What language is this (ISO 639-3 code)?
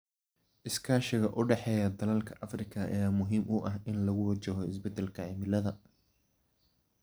som